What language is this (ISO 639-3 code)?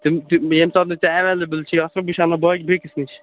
kas